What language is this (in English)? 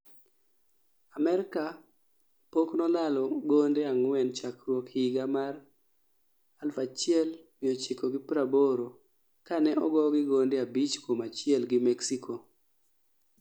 Luo (Kenya and Tanzania)